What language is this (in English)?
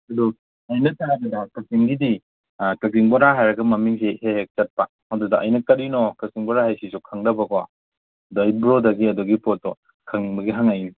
Manipuri